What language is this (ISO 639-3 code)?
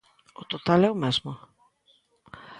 glg